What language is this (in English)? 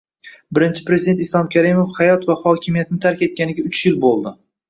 Uzbek